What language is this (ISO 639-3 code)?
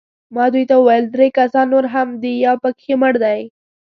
pus